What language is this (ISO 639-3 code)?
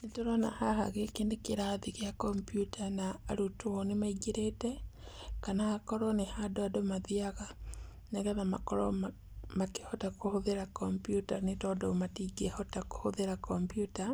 kik